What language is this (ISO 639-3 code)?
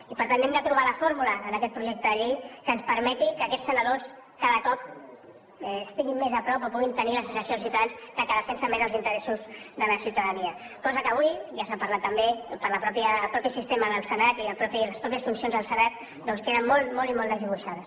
cat